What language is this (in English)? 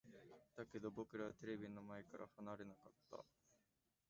Japanese